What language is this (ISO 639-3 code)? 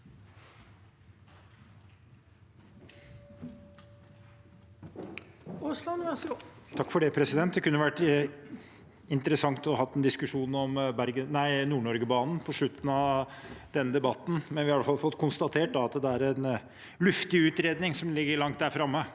nor